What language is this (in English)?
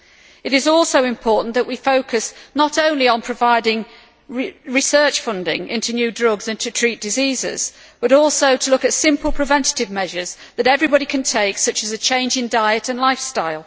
English